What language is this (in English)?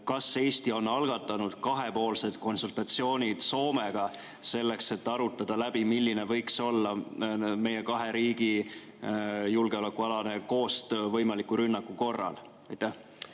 Estonian